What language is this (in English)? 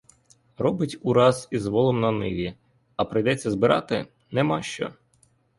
Ukrainian